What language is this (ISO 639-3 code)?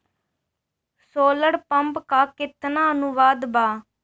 bho